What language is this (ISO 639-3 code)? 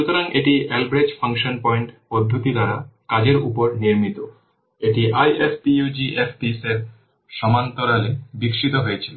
ben